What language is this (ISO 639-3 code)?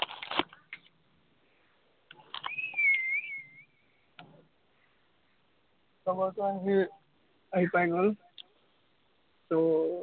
asm